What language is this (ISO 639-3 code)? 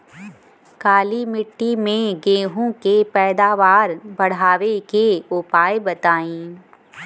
bho